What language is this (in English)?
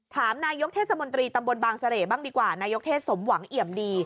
Thai